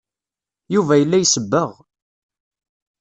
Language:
Kabyle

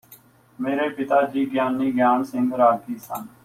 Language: Punjabi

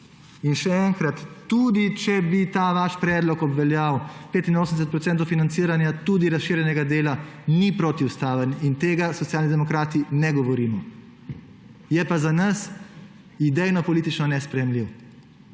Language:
Slovenian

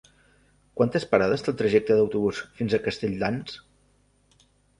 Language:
Catalan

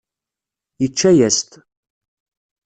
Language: Kabyle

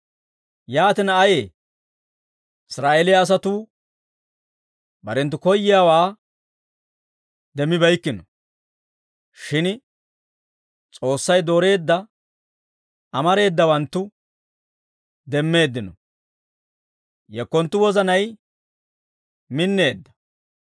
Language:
Dawro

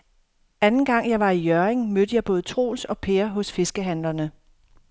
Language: Danish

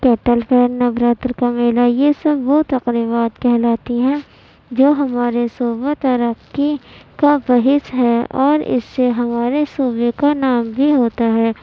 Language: Urdu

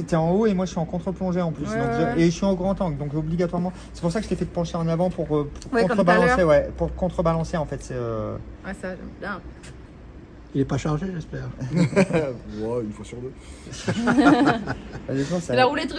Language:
French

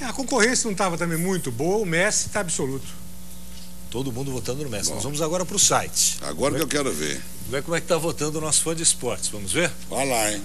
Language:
Portuguese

